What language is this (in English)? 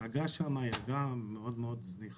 Hebrew